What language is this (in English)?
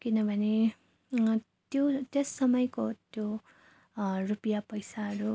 Nepali